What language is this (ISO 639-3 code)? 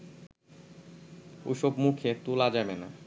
ben